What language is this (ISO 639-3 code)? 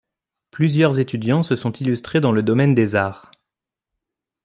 fra